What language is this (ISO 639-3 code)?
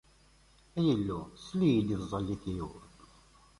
kab